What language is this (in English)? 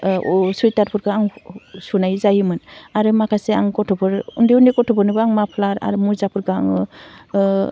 Bodo